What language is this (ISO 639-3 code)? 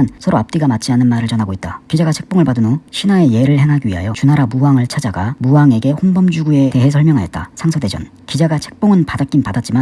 kor